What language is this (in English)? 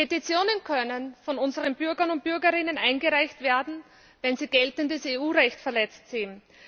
German